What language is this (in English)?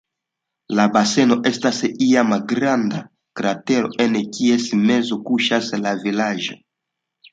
Esperanto